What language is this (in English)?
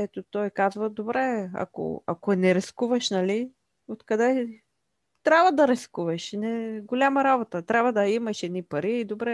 Bulgarian